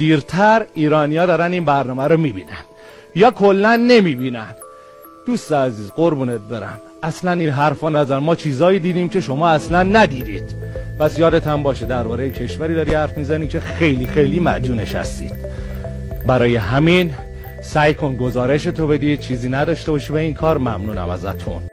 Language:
Persian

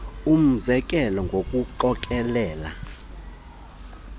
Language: Xhosa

